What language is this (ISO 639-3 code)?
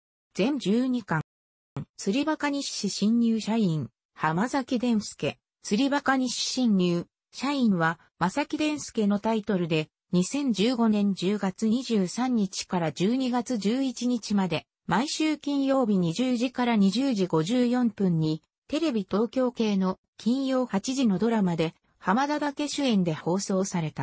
jpn